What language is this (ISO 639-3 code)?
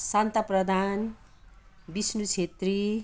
nep